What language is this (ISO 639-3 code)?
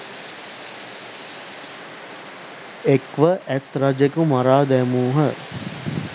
sin